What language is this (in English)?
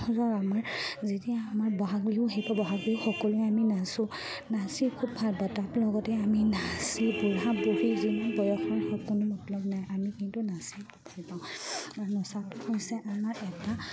Assamese